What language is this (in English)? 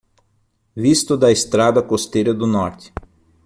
Portuguese